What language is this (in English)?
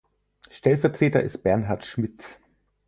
German